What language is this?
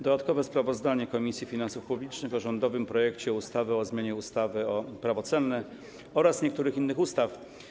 Polish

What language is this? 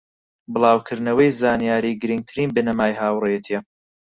Central Kurdish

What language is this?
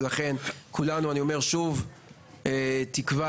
Hebrew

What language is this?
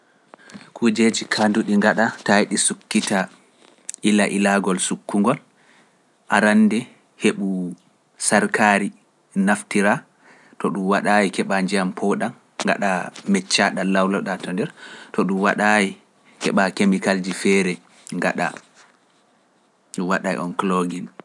Pular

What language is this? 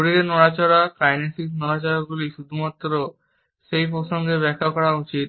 Bangla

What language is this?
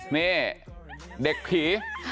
Thai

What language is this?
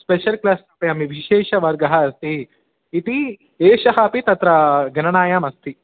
Sanskrit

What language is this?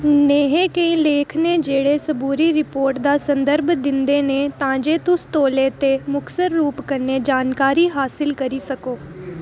Dogri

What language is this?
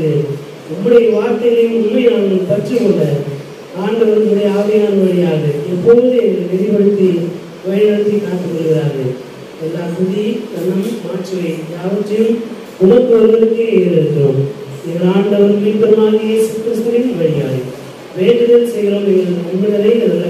Romanian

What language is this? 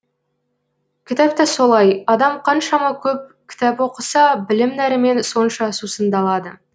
Kazakh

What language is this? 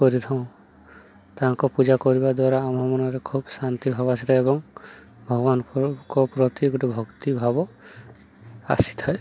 Odia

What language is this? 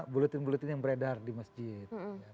Indonesian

